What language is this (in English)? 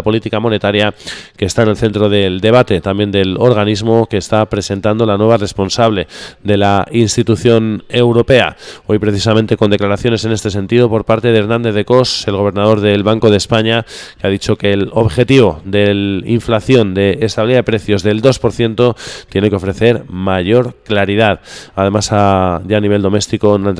Spanish